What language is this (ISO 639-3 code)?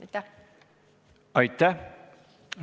est